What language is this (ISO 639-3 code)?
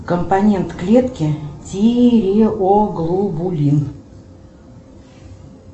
rus